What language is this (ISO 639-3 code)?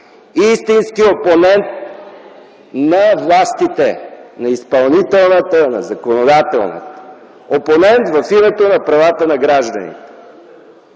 bul